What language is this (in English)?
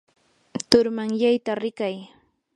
Yanahuanca Pasco Quechua